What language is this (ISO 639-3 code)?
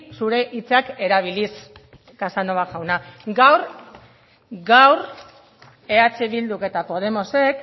eus